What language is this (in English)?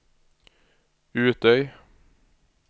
Norwegian